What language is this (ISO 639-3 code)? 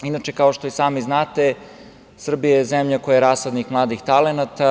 srp